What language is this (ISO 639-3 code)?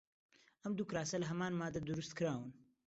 ckb